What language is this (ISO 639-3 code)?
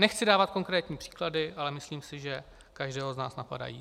ces